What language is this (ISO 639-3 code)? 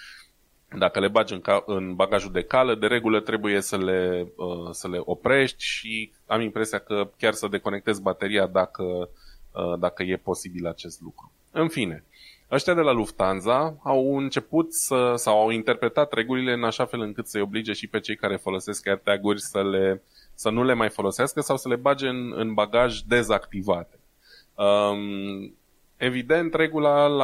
ron